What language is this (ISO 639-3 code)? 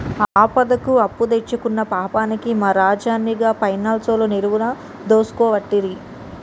tel